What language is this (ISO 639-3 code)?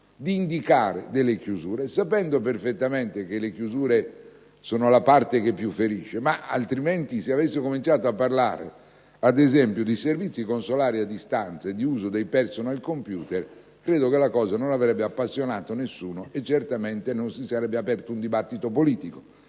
ita